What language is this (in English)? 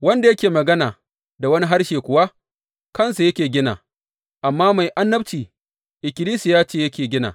Hausa